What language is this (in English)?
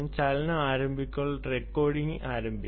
Malayalam